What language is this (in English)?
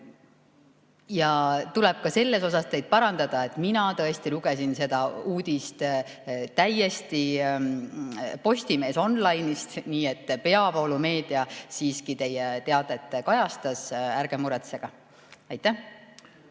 Estonian